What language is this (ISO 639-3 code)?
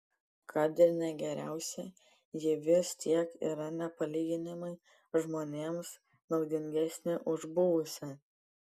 lit